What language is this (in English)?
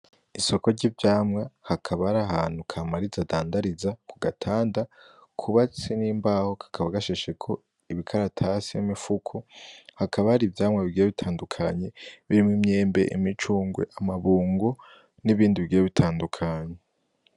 Rundi